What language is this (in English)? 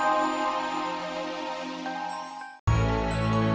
Indonesian